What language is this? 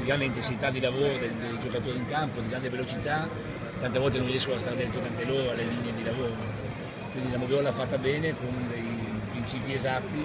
Italian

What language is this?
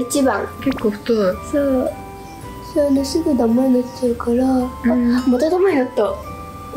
Japanese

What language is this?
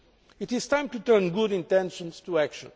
English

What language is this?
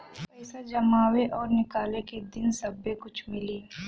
Bhojpuri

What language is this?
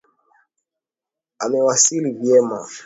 Swahili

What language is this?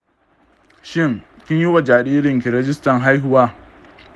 Hausa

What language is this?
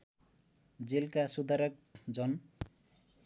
Nepali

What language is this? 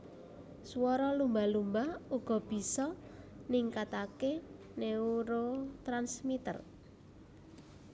Javanese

